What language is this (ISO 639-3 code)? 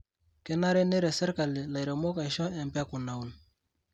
mas